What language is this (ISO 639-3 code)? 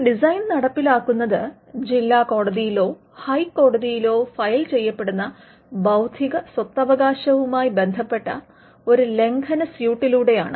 mal